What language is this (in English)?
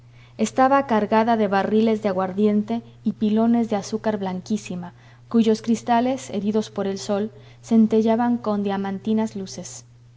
Spanish